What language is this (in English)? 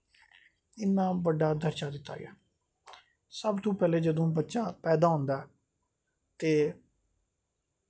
Dogri